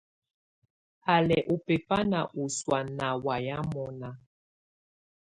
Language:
Tunen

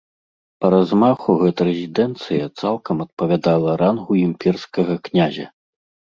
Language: Belarusian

